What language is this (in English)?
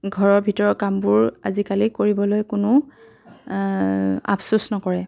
Assamese